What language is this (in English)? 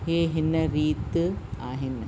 Sindhi